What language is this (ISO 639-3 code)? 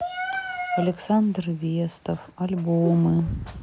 rus